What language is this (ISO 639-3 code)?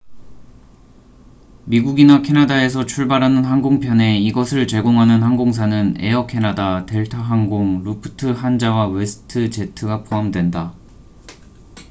kor